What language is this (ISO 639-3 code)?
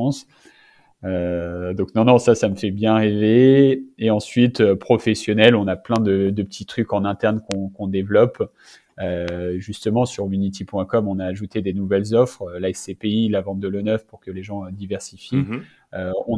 fra